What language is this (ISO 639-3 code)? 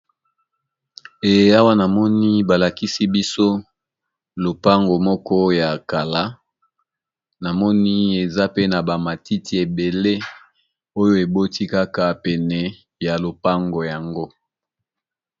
lin